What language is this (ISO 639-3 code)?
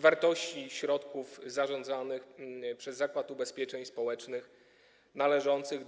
pol